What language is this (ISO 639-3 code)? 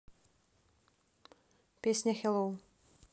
rus